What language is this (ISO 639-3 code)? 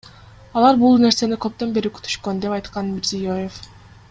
kir